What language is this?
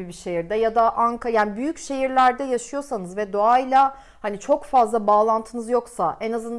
Turkish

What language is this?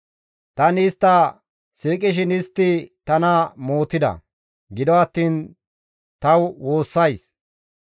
Gamo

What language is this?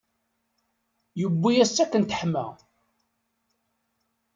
Kabyle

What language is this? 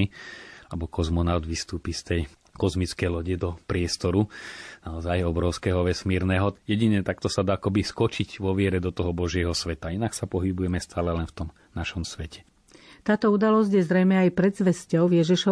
Slovak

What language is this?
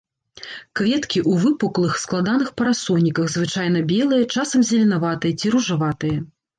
Belarusian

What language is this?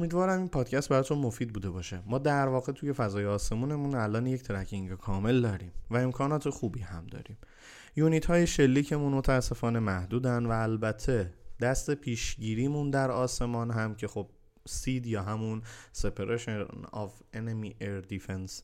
Persian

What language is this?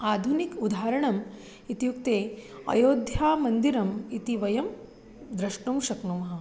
Sanskrit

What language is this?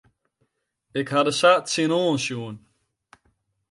Western Frisian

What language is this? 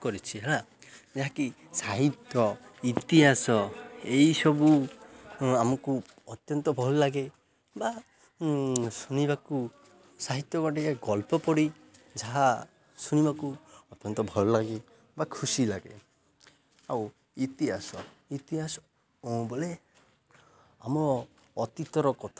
Odia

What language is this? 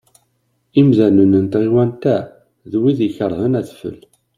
Kabyle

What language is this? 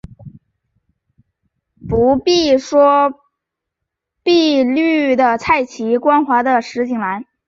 Chinese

